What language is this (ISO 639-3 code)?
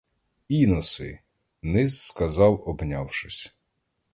ukr